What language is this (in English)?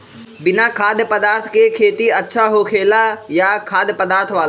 Magahi